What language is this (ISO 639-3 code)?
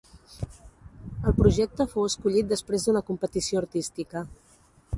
cat